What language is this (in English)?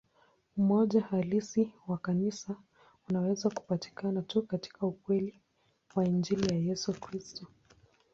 Swahili